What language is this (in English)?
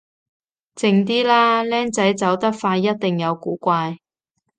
Cantonese